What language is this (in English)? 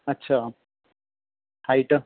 Punjabi